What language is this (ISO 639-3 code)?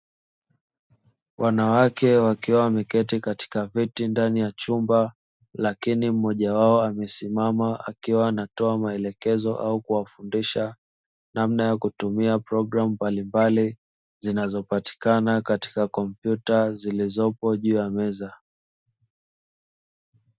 swa